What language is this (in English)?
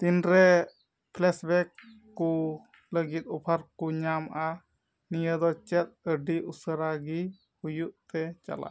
Santali